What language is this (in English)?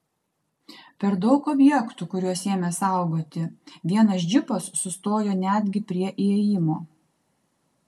Lithuanian